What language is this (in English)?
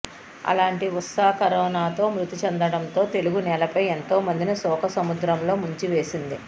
Telugu